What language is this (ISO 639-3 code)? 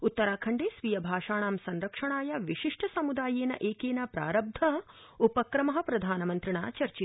san